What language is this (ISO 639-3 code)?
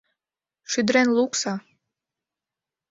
chm